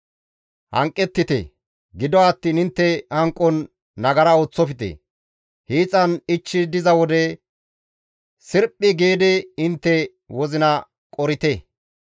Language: Gamo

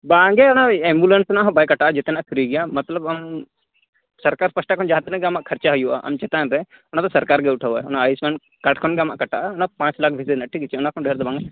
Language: Santali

